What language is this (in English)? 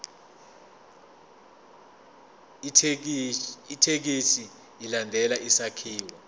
Zulu